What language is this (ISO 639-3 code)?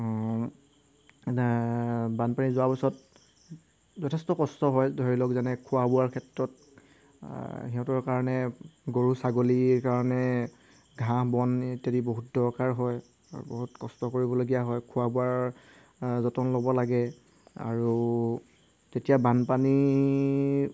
asm